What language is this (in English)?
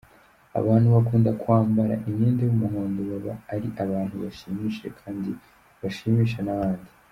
Kinyarwanda